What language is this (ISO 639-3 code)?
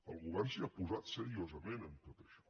cat